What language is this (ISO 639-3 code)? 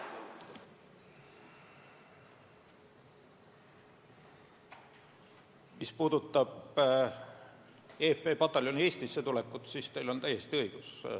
est